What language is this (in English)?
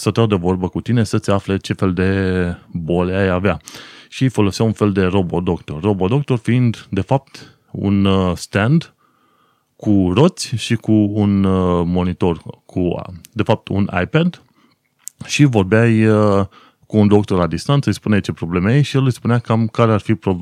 Romanian